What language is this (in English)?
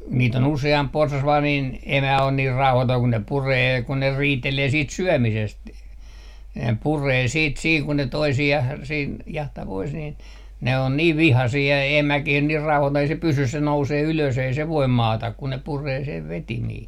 Finnish